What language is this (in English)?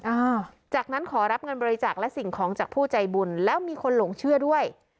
Thai